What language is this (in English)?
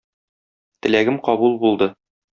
Tatar